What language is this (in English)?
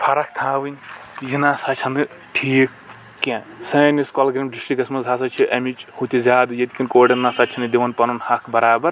Kashmiri